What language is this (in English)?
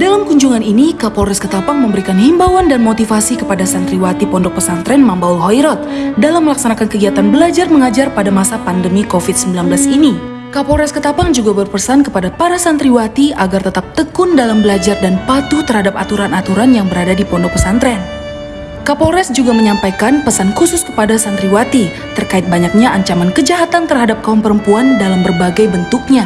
Indonesian